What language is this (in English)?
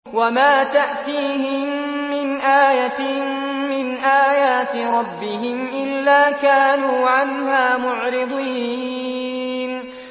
Arabic